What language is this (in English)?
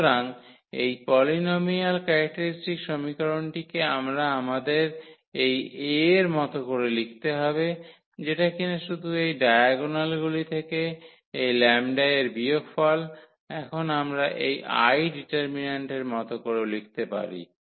Bangla